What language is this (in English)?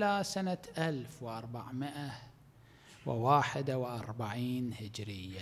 Arabic